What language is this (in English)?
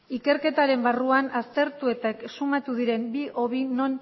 Basque